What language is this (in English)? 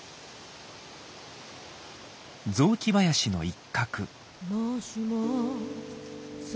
Japanese